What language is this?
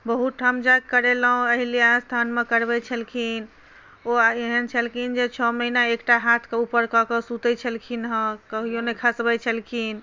Maithili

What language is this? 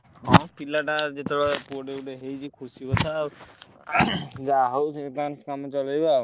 Odia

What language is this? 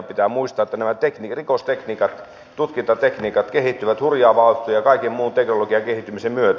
Finnish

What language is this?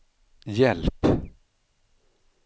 Swedish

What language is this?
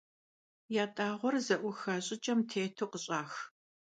Kabardian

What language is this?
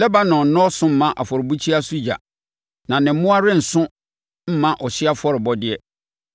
Akan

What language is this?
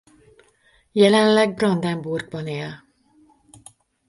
Hungarian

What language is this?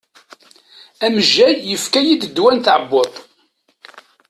Kabyle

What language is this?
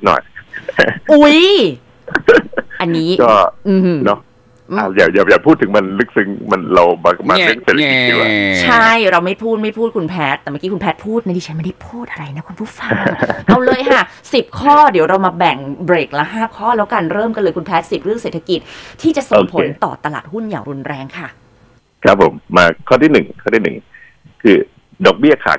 Thai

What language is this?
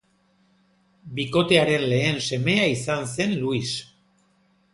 Basque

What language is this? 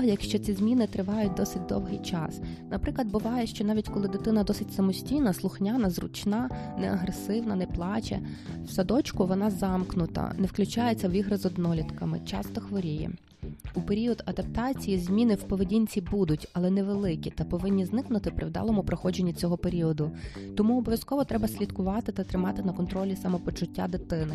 Ukrainian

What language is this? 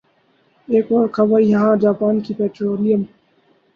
Urdu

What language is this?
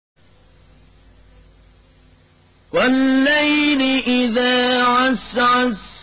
Arabic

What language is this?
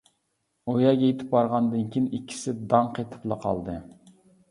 Uyghur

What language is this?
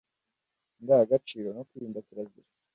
Kinyarwanda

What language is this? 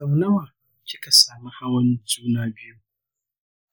Hausa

